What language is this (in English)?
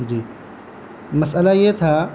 Urdu